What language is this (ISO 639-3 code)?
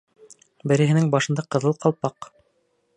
bak